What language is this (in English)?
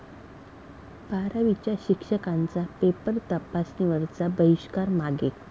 Marathi